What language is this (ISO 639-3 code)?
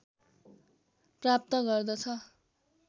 nep